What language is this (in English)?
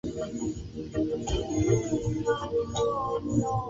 Swahili